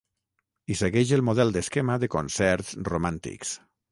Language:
Catalan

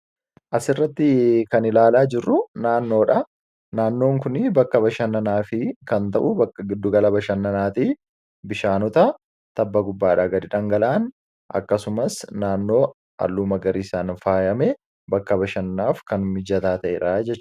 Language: Oromo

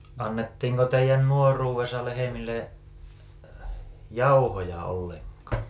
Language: Finnish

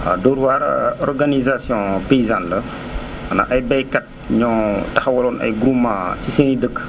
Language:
Wolof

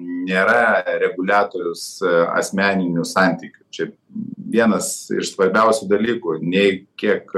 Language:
Lithuanian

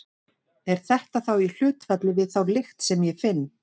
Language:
Icelandic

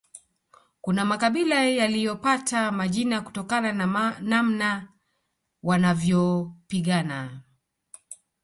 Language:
Swahili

